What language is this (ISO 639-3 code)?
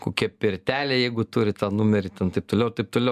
lit